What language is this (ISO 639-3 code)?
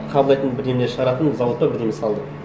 kaz